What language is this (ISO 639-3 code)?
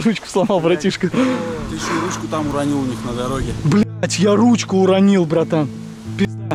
rus